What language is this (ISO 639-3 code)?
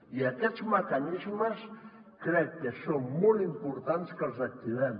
cat